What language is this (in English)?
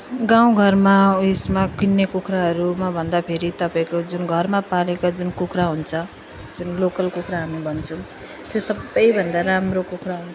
Nepali